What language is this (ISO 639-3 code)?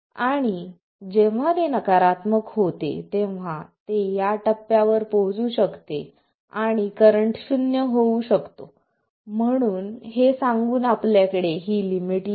mar